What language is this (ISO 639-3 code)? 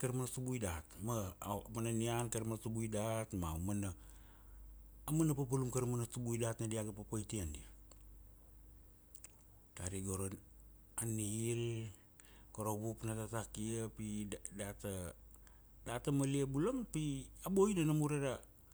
ksd